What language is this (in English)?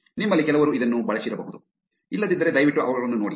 Kannada